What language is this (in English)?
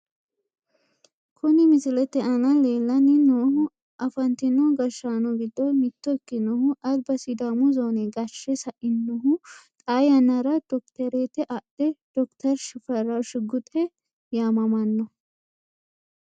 Sidamo